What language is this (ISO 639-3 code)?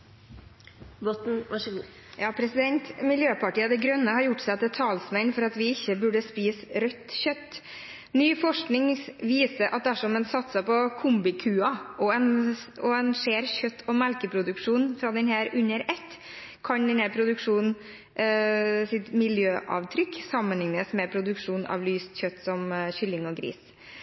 nob